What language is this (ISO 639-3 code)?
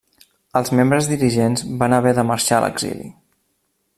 cat